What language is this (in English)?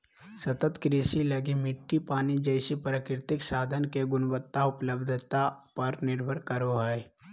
Magahi